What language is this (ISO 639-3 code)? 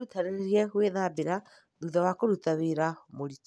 kik